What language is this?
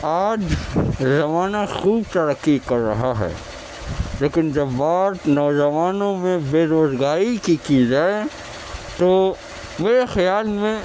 Urdu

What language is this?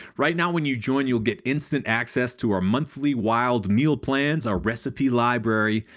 English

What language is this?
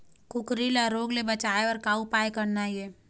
Chhattisgarhi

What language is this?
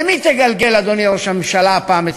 Hebrew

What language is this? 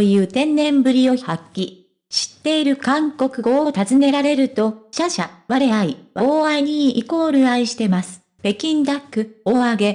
Japanese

